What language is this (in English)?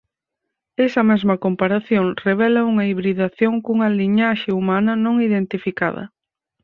Galician